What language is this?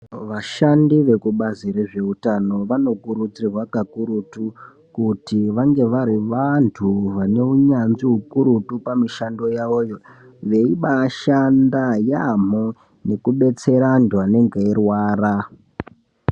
Ndau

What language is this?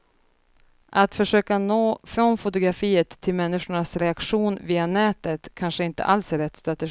Swedish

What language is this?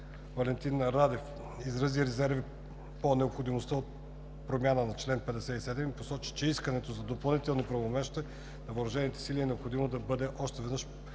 Bulgarian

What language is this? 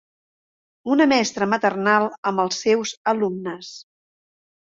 Catalan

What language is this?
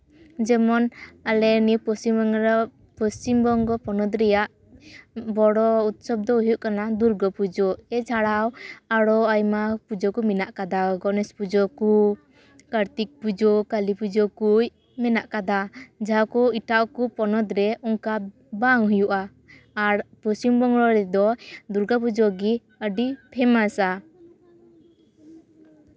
Santali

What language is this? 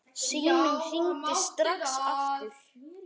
Icelandic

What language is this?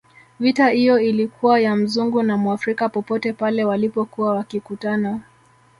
Swahili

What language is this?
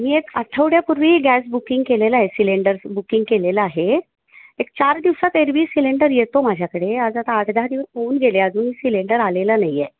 Marathi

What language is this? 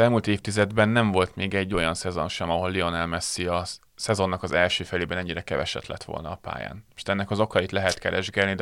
Hungarian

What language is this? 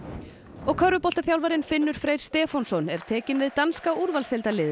Icelandic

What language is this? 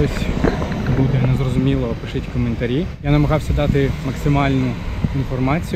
Ukrainian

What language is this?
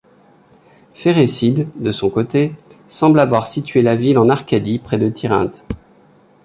French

